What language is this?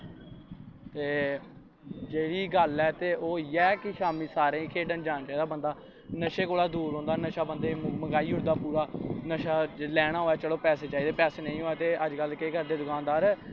Dogri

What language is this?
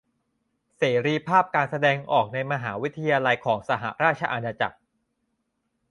Thai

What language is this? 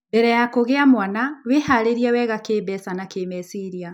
Kikuyu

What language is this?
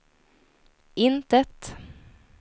Swedish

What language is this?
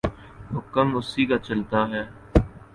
Urdu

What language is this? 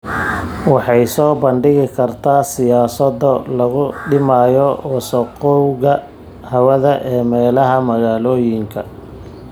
Somali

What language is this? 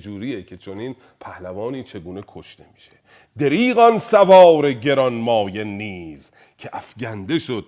Persian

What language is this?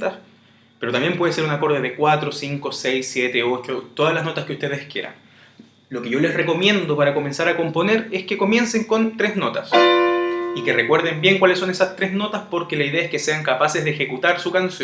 Spanish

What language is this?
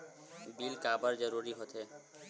Chhattisgarhi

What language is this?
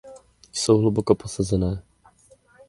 Czech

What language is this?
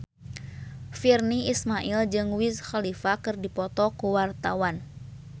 Sundanese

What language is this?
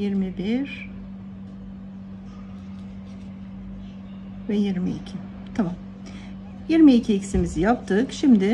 Turkish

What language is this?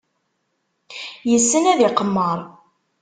Kabyle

